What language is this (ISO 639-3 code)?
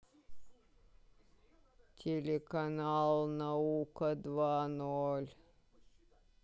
rus